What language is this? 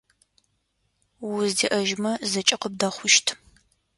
Adyghe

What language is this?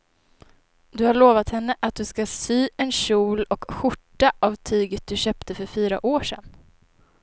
Swedish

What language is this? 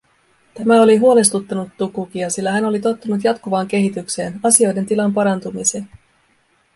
Finnish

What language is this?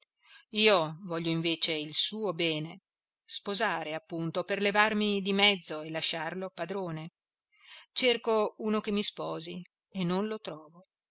Italian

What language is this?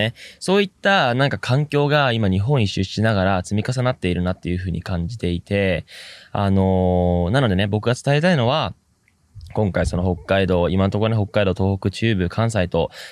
Japanese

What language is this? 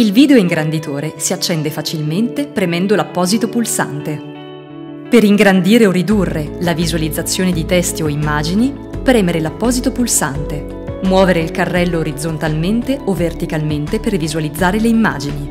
Italian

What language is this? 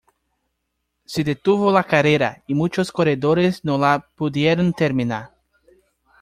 Spanish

